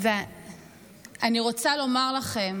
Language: Hebrew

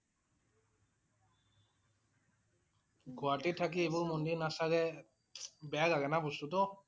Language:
Assamese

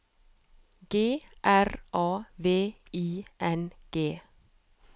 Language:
Norwegian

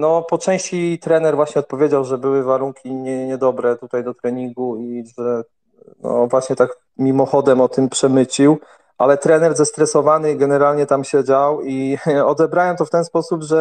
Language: Polish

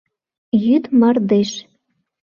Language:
Mari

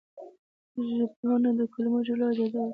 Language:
Pashto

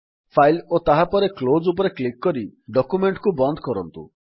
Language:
Odia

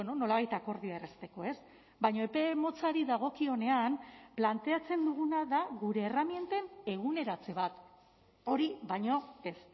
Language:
Basque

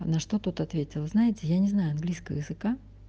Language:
Russian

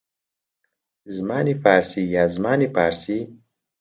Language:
Central Kurdish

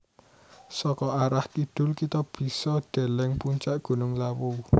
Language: Javanese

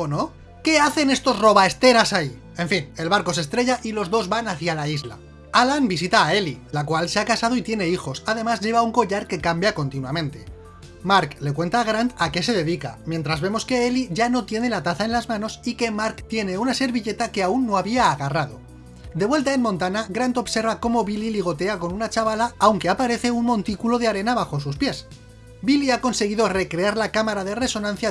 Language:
Spanish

